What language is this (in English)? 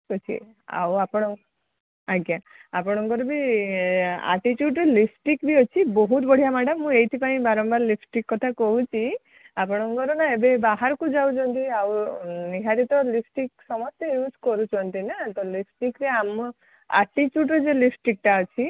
Odia